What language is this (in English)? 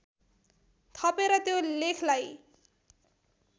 Nepali